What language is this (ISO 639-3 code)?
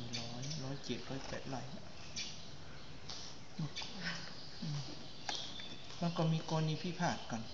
tha